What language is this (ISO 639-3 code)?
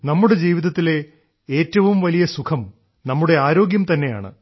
mal